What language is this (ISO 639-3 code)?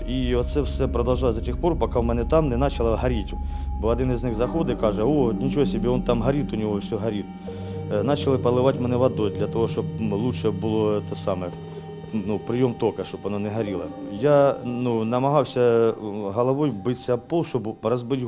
ukr